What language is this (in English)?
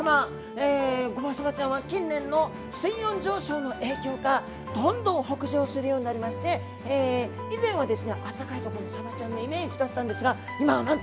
Japanese